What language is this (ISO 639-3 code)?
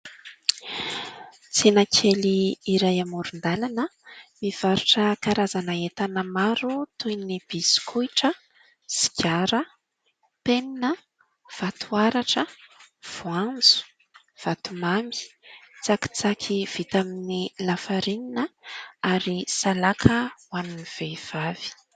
mlg